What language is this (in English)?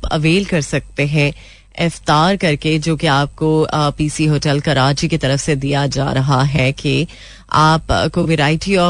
Hindi